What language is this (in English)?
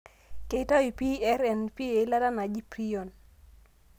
Masai